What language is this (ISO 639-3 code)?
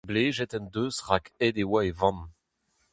bre